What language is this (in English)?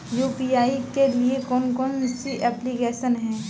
Hindi